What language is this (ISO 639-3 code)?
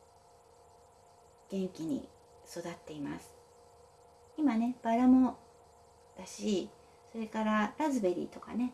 jpn